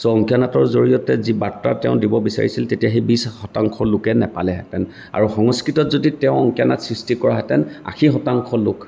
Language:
Assamese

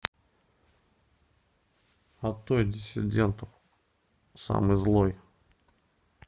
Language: Russian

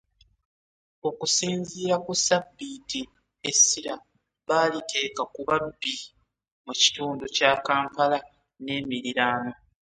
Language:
Ganda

